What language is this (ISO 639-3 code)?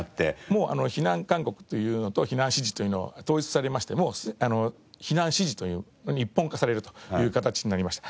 jpn